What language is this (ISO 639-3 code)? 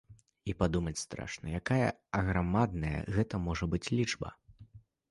bel